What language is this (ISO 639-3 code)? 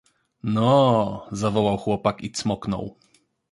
pol